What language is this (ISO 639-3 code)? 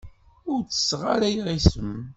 kab